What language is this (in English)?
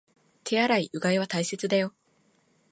Japanese